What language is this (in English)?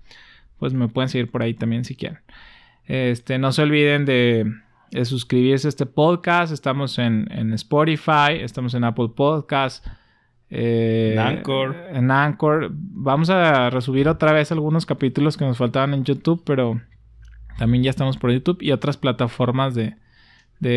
Spanish